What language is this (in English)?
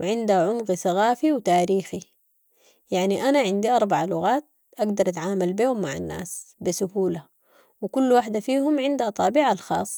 Sudanese Arabic